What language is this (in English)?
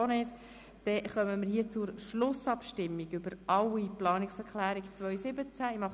Swiss German